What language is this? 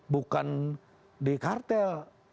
Indonesian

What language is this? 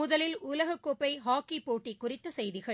Tamil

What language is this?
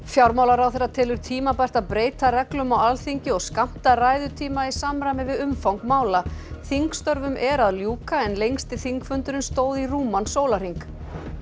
Icelandic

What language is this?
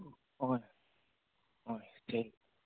Manipuri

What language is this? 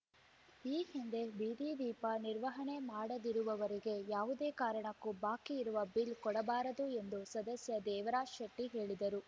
Kannada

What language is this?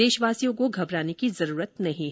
Hindi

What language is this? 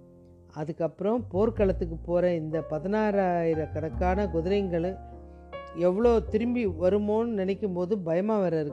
Tamil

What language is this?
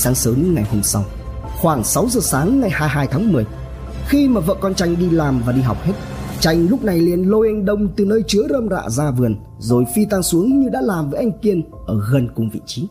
Vietnamese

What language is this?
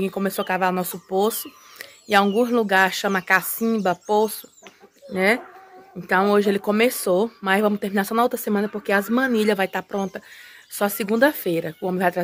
Portuguese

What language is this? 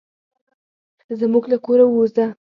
Pashto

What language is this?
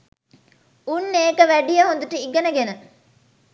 Sinhala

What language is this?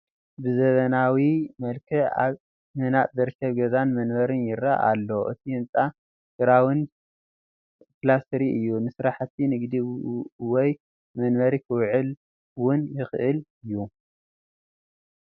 Tigrinya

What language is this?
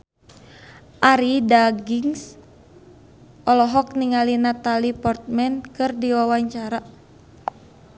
Sundanese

